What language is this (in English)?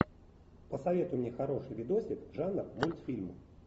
Russian